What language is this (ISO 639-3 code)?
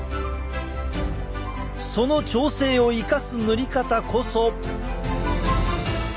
jpn